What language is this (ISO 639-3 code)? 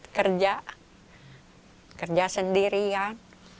ind